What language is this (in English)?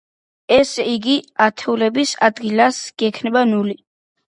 Georgian